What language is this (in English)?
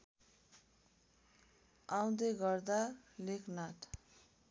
Nepali